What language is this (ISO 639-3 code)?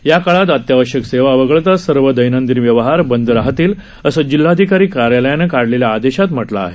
mar